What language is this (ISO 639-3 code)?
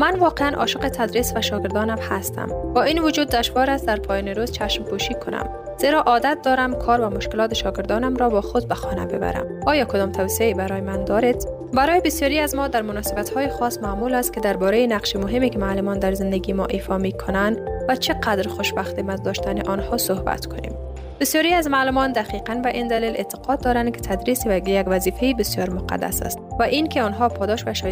fas